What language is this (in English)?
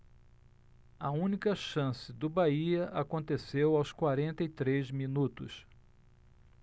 Portuguese